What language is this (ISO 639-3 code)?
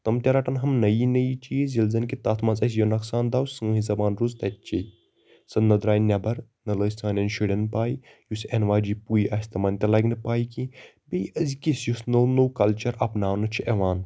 kas